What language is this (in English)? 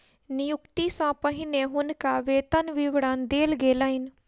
Maithili